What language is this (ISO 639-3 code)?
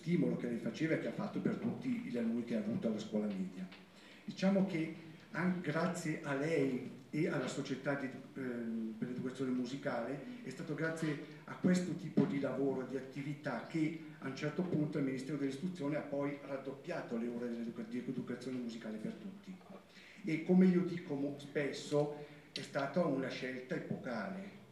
ita